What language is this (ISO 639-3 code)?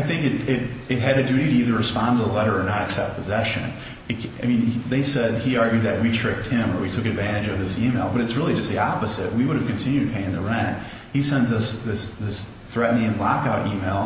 eng